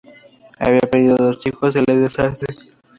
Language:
Spanish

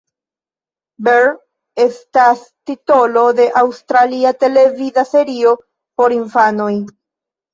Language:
Esperanto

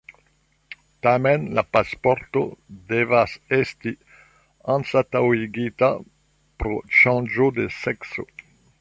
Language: Esperanto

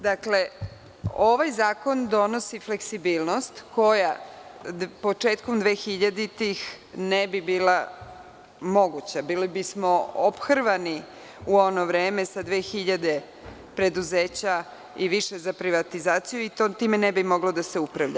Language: Serbian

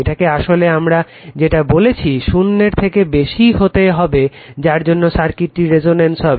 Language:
Bangla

